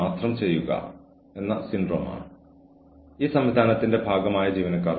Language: Malayalam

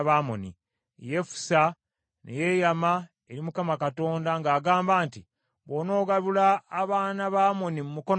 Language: Ganda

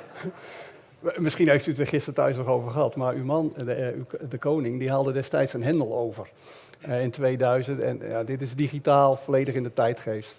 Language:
Dutch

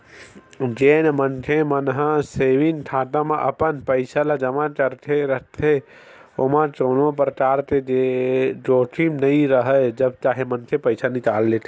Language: Chhattisgarhi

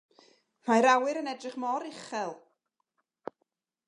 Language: Welsh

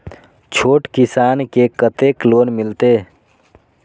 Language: Maithili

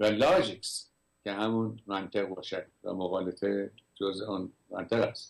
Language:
Persian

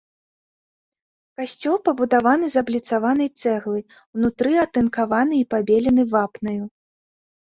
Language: Belarusian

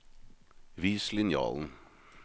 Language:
Norwegian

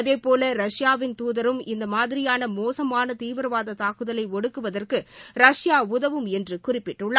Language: Tamil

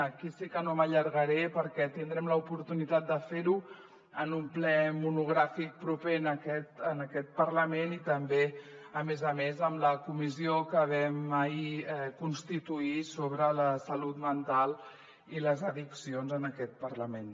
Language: Catalan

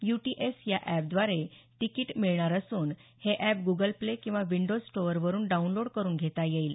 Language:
Marathi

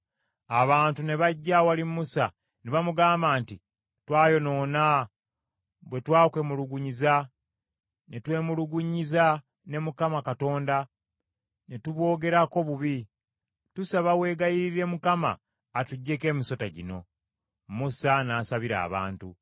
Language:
Ganda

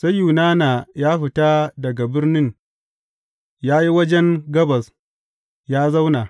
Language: Hausa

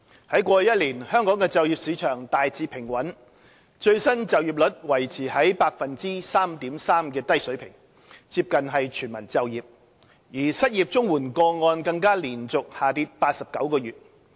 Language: Cantonese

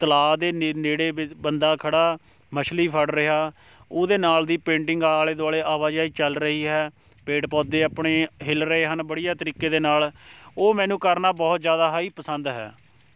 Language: Punjabi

